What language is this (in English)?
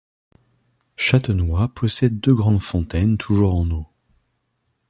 French